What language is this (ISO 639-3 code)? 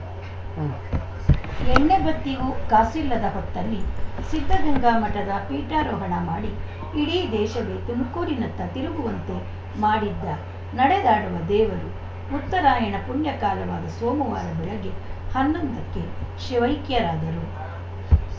kan